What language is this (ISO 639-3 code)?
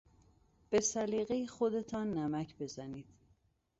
fas